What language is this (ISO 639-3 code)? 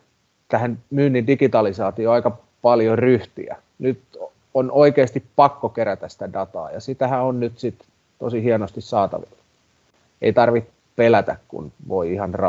fin